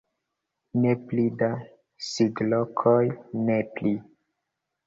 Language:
Esperanto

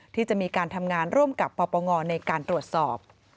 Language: Thai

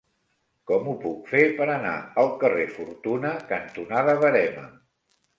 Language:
Catalan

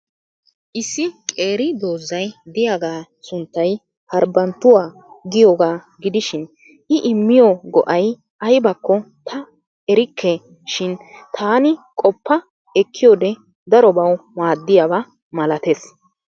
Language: Wolaytta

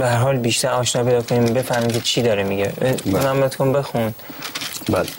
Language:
Persian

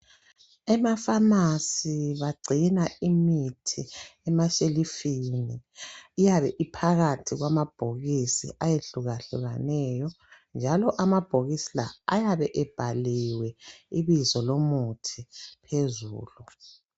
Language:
North Ndebele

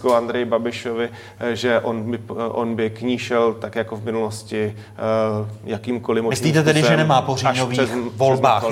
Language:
Czech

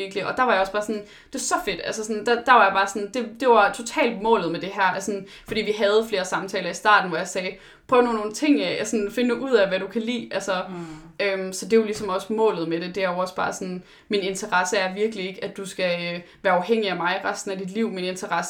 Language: Danish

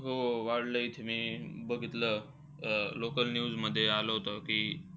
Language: Marathi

